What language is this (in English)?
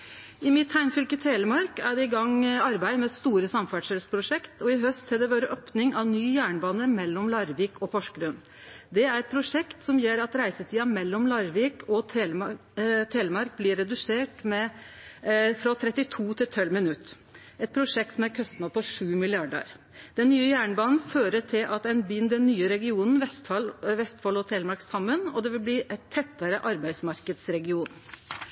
Norwegian Nynorsk